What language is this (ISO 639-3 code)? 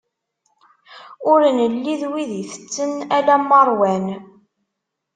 kab